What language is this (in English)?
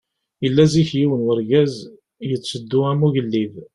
Kabyle